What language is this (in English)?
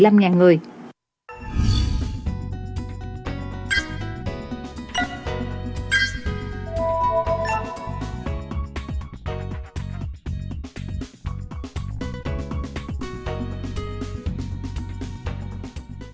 Vietnamese